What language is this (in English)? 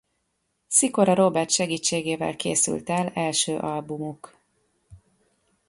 Hungarian